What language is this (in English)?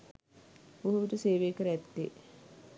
Sinhala